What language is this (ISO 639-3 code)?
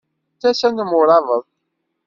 kab